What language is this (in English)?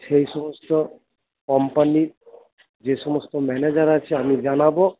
Bangla